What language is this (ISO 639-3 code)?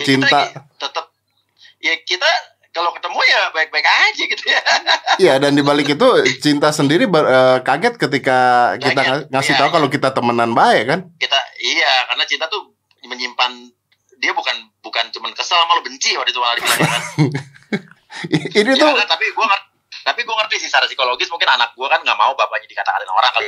ind